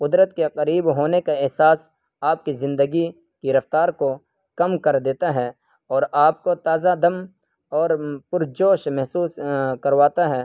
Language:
Urdu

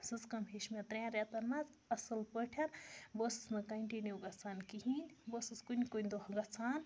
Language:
Kashmiri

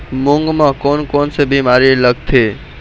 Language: Chhattisgarhi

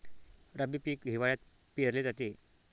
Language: Marathi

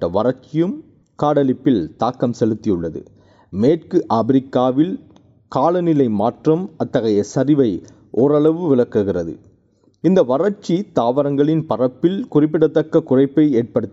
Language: Tamil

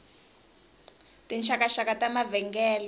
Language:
Tsonga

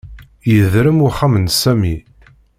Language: Kabyle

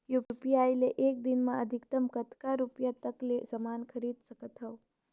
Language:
Chhattisgarhi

